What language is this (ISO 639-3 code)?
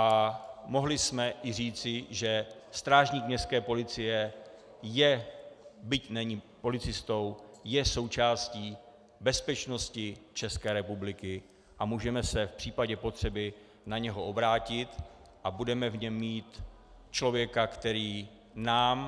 ces